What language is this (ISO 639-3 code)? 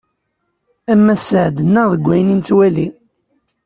kab